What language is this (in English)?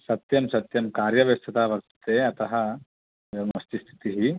Sanskrit